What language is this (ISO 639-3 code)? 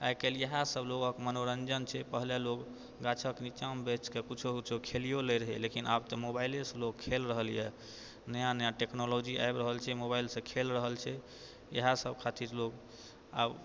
mai